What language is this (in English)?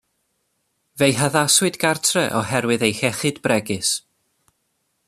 Welsh